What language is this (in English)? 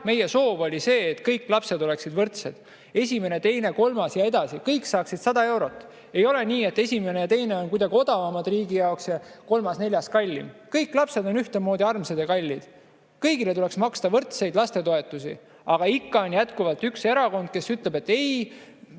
Estonian